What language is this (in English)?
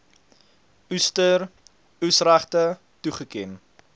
Afrikaans